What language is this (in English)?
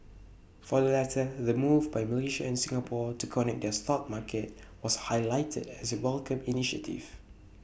English